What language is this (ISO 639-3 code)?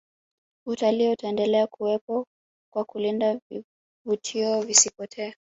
swa